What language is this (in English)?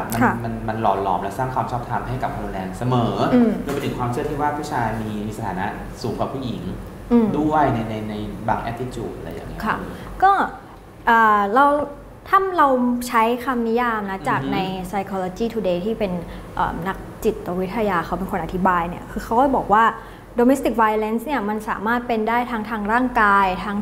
Thai